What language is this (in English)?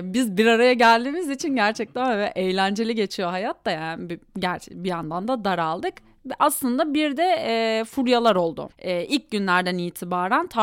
Turkish